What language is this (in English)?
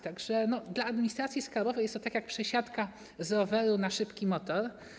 Polish